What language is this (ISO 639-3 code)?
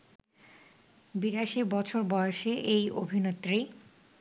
ben